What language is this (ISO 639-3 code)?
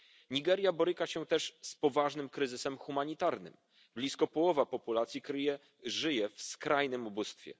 pol